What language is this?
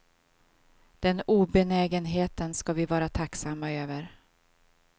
Swedish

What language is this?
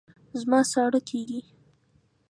Pashto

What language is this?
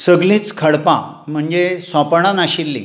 Konkani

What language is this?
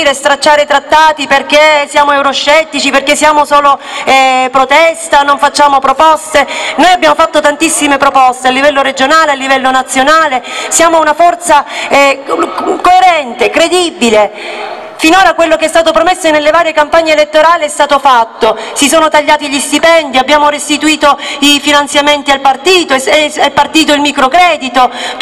Italian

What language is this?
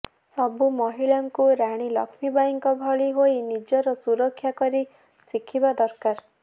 Odia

